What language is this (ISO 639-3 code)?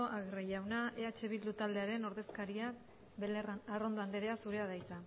eus